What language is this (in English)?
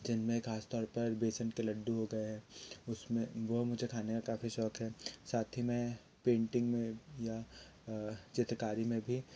Hindi